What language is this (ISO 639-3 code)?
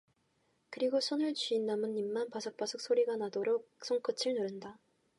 kor